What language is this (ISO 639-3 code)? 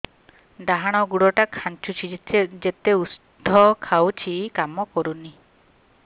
ori